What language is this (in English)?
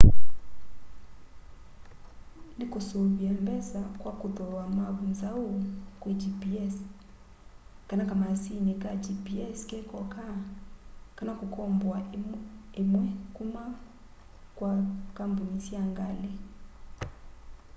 Kamba